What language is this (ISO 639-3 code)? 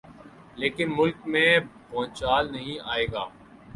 urd